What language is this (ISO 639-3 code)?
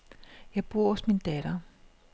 dan